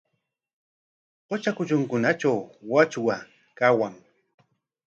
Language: Corongo Ancash Quechua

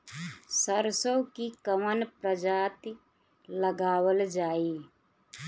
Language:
Bhojpuri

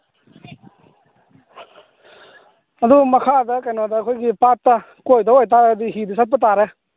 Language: Manipuri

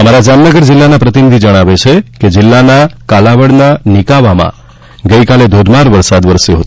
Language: Gujarati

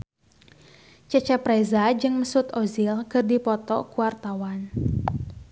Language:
Sundanese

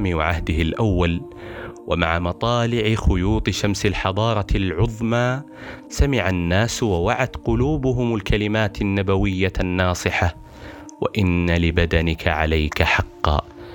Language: Arabic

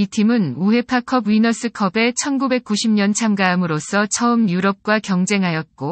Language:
Korean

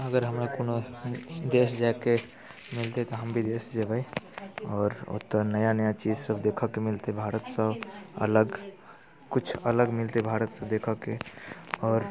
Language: Maithili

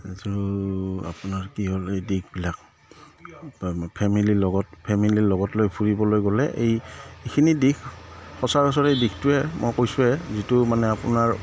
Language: Assamese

